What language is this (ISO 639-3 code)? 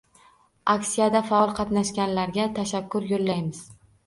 uzb